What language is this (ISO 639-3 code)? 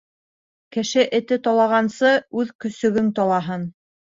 bak